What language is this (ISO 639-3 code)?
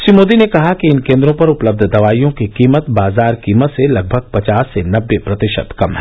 hin